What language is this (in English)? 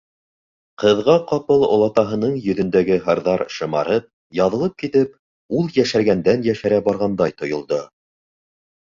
Bashkir